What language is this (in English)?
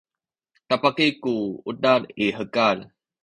Sakizaya